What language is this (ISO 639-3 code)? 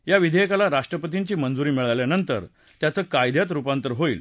mar